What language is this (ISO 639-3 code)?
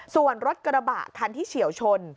tha